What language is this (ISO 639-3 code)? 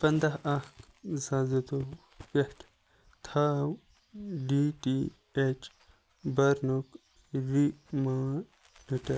kas